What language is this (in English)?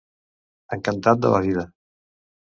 Catalan